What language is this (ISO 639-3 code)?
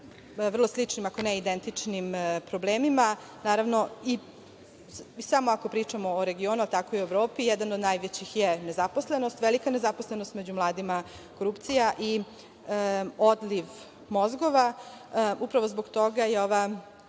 srp